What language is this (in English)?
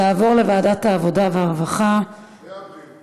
Hebrew